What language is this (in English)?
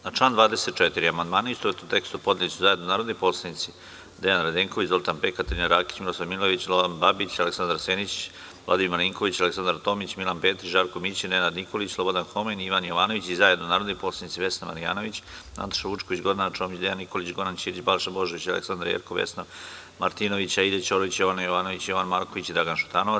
Serbian